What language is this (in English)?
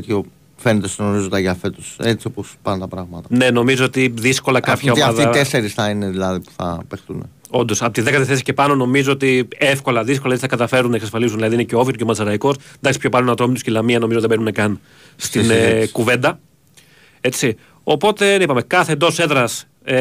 Greek